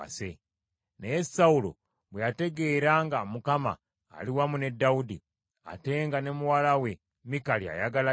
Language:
Ganda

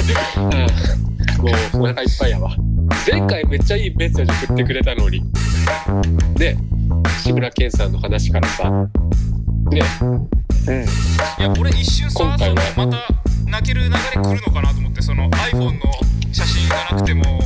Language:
Japanese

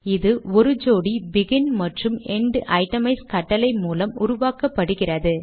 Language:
Tamil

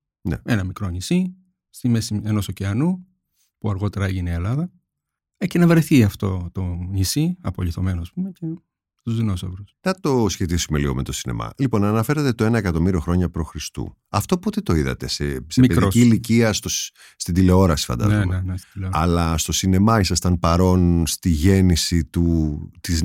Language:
Greek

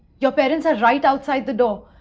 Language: English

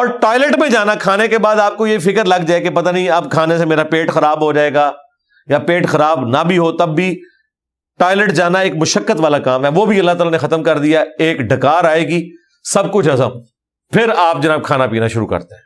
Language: Urdu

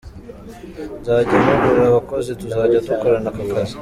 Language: Kinyarwanda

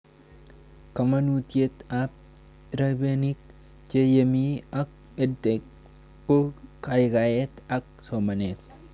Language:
Kalenjin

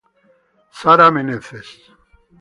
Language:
Italian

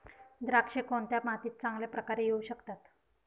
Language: Marathi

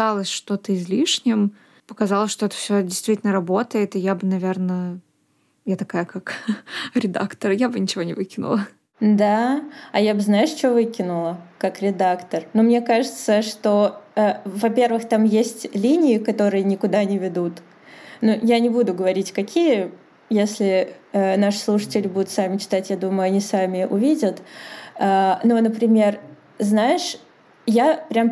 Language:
Russian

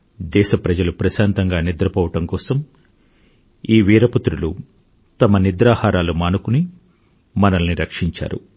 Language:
Telugu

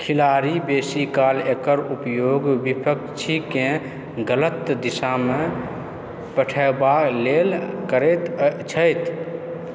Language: Maithili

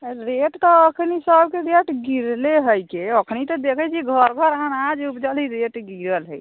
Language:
Maithili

